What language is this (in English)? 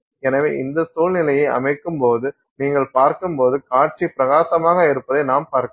Tamil